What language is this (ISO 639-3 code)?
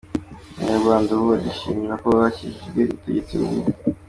kin